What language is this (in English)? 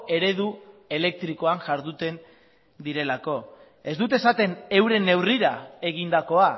Basque